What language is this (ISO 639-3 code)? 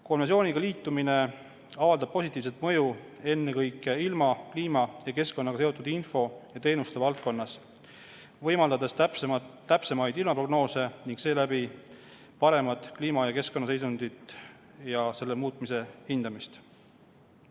est